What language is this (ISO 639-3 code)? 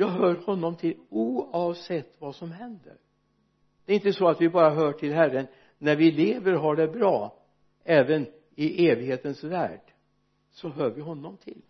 swe